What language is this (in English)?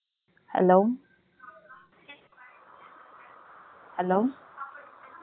Tamil